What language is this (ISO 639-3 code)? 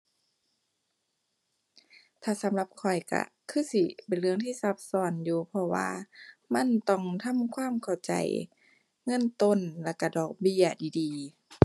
tha